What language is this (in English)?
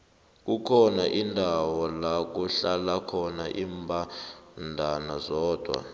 South Ndebele